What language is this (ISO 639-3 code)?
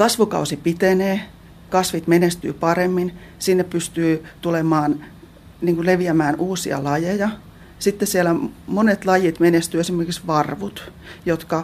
fin